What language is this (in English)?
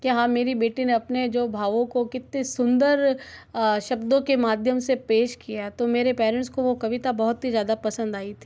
Hindi